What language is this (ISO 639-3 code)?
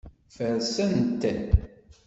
kab